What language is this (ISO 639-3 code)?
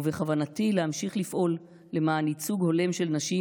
heb